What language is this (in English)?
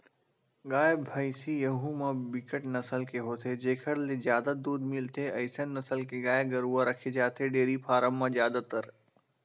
Chhattisgarhi